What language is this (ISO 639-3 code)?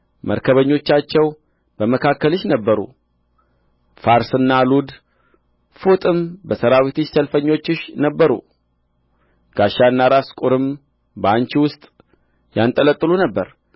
amh